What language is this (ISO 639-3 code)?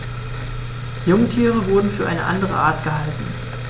deu